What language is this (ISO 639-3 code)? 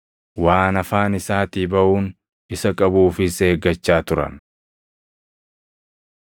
orm